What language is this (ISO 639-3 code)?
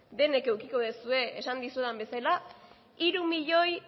eus